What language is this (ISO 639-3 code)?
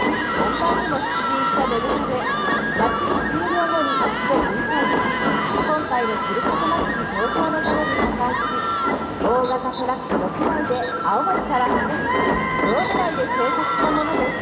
jpn